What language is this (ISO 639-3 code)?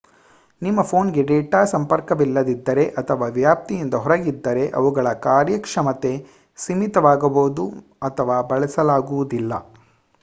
kan